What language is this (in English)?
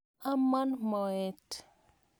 Kalenjin